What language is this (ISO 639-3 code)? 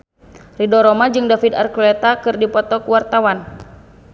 sun